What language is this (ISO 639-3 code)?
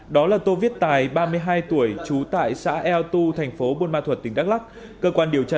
vie